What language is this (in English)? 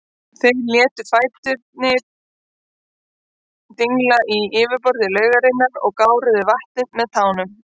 Icelandic